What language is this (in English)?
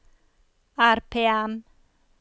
Norwegian